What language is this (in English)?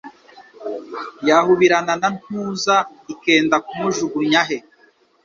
Kinyarwanda